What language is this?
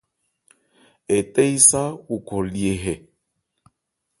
Ebrié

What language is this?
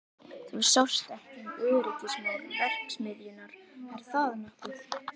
Icelandic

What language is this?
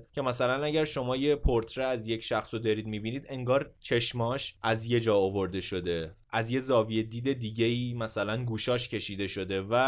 Persian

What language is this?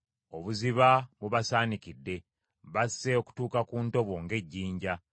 Ganda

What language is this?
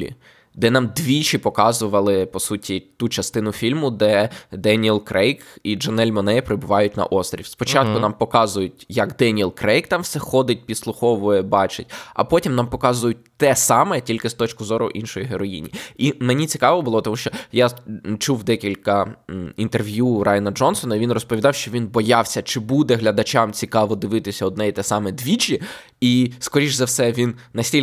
Ukrainian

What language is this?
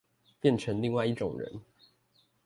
Chinese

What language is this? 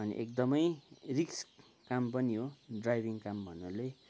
Nepali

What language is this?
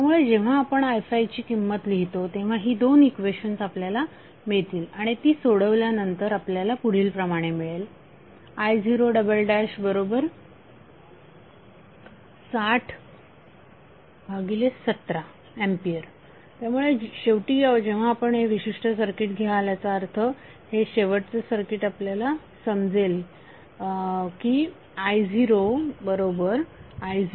Marathi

